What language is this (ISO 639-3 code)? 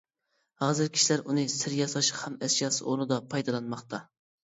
uig